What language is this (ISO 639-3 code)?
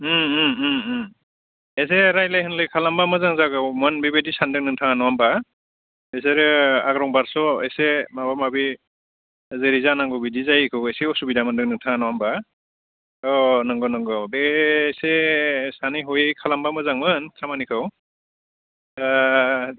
brx